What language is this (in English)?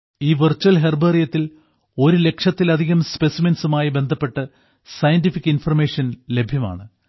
Malayalam